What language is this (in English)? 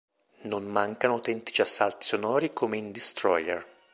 Italian